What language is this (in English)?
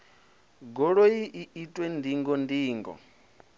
Venda